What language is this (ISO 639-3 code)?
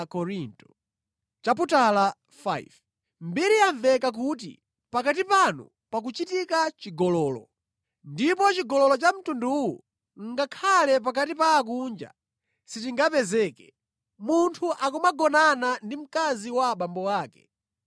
nya